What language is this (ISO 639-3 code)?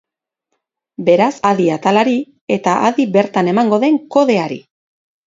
eus